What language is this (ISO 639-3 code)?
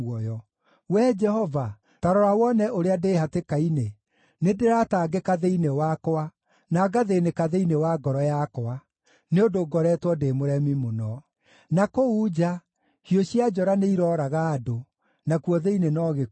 kik